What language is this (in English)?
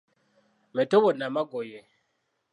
Ganda